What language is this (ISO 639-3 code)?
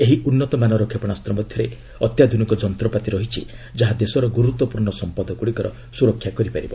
ori